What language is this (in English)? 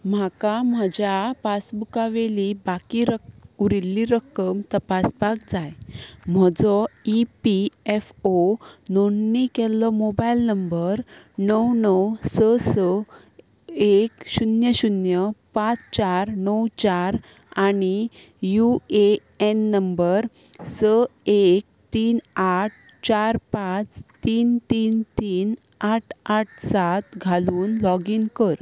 Konkani